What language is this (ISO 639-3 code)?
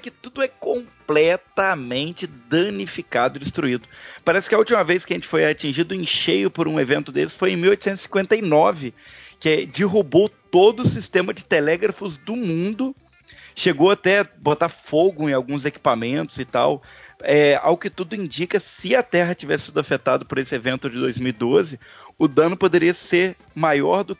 por